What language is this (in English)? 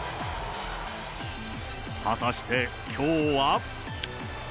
Japanese